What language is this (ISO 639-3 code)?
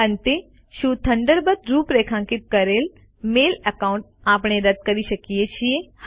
guj